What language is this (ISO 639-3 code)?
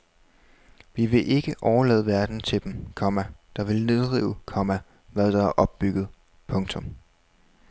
dan